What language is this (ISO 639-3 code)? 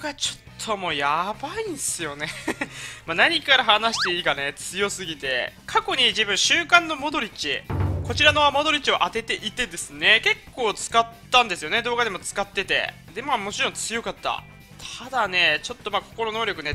jpn